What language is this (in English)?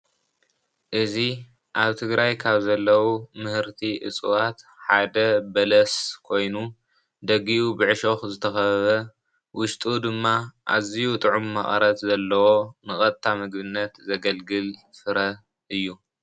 Tigrinya